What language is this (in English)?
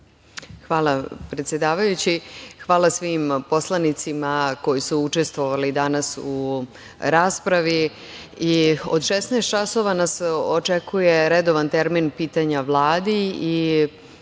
Serbian